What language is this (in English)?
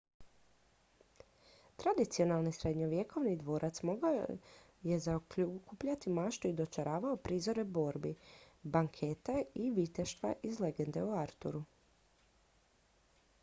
Croatian